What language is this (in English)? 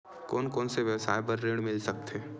Chhattisgarhi